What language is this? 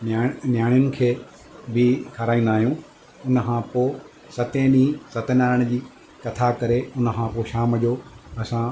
Sindhi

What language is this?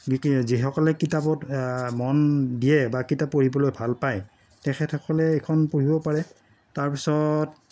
Assamese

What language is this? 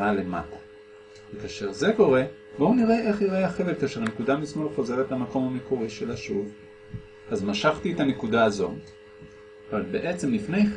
Hebrew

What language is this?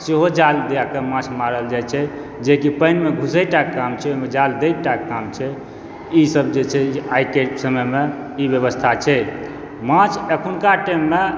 Maithili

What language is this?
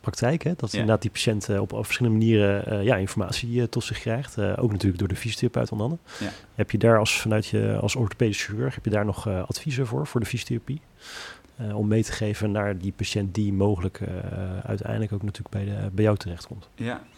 Dutch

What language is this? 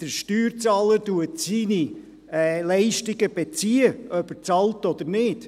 Swiss German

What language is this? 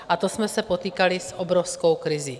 Czech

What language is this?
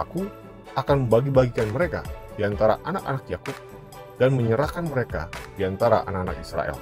Indonesian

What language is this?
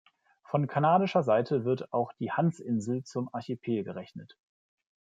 German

